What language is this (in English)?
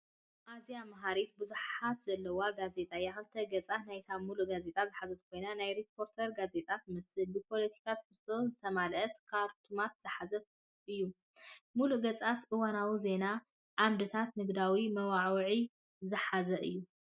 Tigrinya